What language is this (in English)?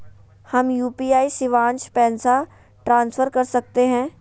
Magahi